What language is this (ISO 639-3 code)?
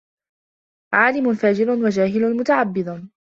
ara